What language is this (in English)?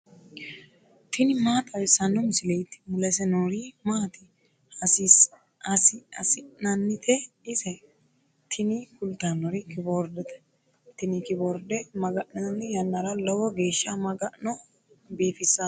Sidamo